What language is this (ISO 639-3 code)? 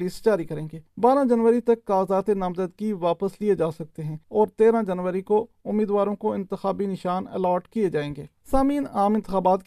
urd